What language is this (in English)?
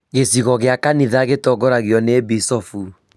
Kikuyu